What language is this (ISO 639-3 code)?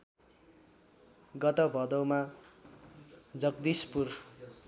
nep